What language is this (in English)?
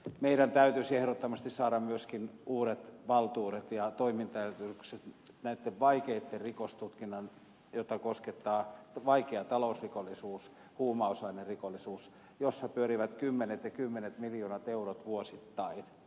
Finnish